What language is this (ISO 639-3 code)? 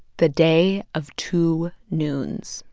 eng